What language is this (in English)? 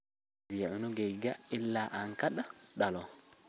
Somali